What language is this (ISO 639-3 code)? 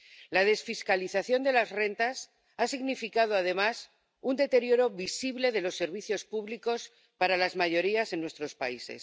spa